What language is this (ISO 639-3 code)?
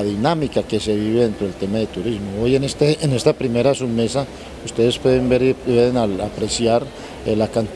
spa